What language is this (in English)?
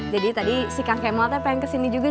Indonesian